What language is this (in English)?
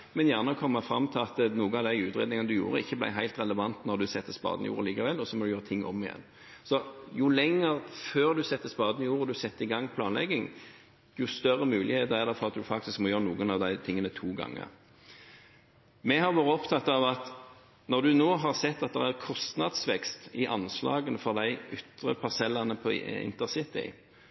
Norwegian Bokmål